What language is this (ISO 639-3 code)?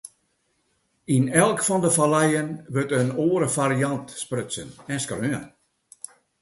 fry